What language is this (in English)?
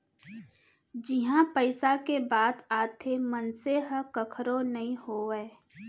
Chhattisgarhi